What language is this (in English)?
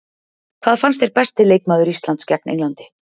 Icelandic